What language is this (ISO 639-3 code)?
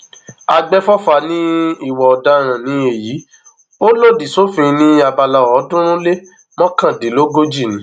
yor